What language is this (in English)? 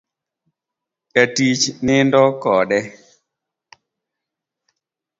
Luo (Kenya and Tanzania)